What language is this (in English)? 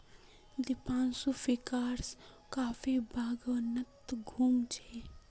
Magahi